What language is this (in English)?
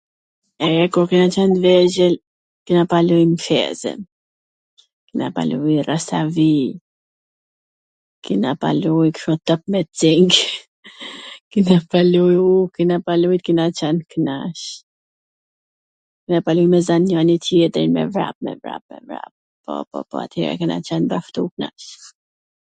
Gheg Albanian